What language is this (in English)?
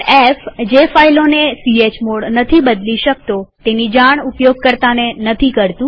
Gujarati